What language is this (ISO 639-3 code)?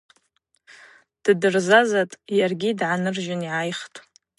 abq